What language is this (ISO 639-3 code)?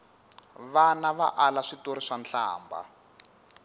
tso